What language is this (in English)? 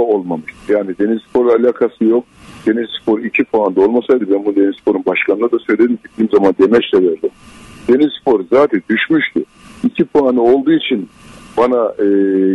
Turkish